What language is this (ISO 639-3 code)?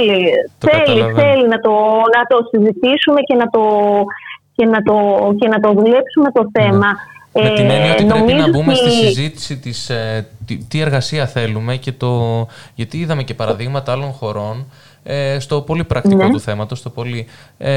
ell